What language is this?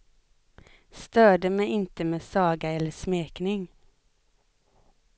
Swedish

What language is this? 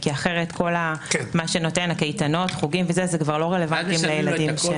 Hebrew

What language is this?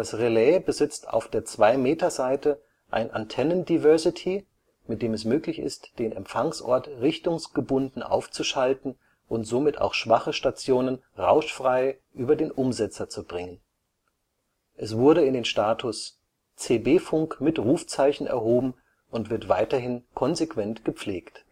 German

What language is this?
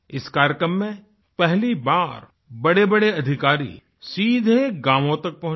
Hindi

